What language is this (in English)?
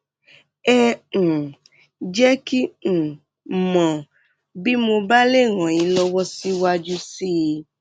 Yoruba